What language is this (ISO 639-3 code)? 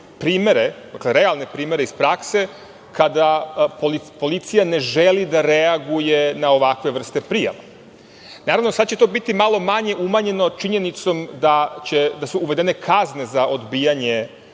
srp